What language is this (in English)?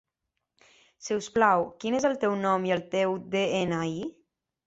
Catalan